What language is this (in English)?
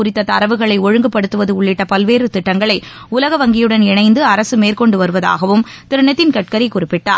Tamil